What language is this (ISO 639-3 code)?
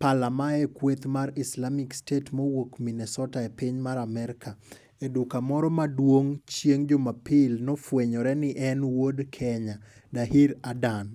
luo